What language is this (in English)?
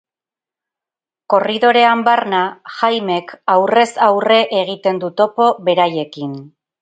Basque